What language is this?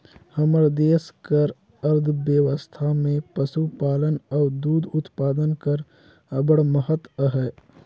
Chhattisgarhi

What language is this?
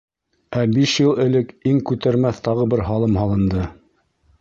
Bashkir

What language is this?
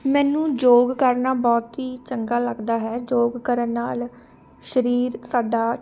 Punjabi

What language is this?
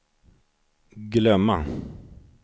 Swedish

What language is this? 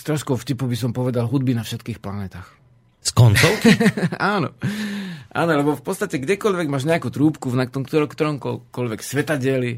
Slovak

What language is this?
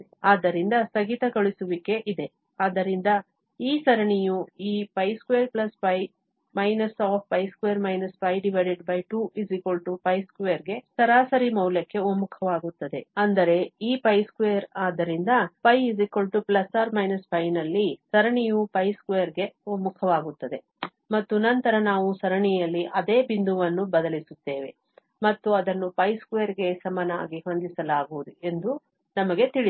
Kannada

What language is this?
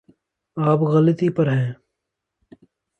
Urdu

